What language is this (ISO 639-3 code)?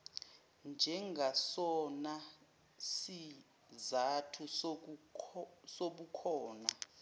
zul